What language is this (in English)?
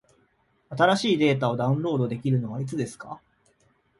Japanese